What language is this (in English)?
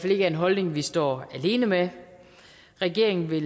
Danish